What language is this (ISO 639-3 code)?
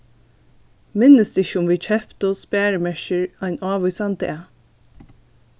fao